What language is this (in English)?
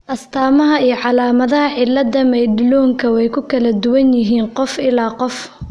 Somali